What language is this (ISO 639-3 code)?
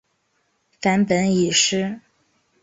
zho